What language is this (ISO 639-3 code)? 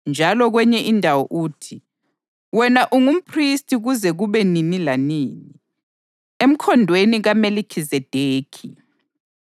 nde